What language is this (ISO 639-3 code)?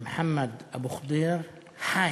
heb